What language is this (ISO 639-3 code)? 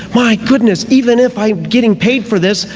eng